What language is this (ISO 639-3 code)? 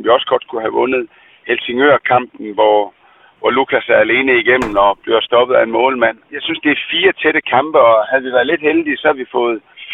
dan